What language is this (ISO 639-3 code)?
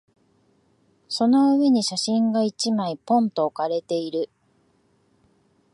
jpn